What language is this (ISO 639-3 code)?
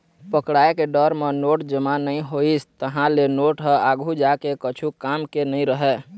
hne